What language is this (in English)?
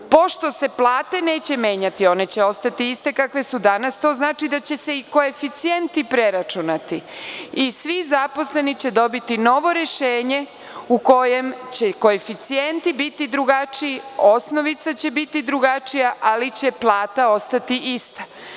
Serbian